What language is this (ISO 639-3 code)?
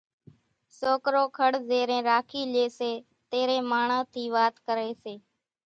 gjk